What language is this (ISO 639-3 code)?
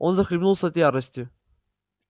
rus